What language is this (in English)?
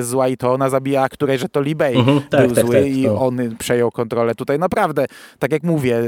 Polish